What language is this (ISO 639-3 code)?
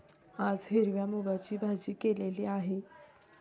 mar